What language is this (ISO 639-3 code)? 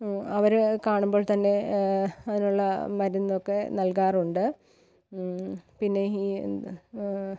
mal